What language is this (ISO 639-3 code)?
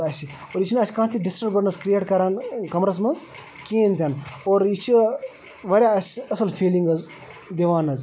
kas